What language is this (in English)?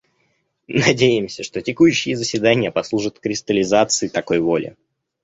Russian